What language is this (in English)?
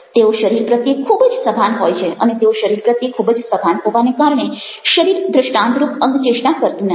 Gujarati